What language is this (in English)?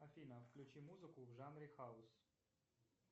Russian